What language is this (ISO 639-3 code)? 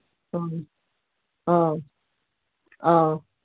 mni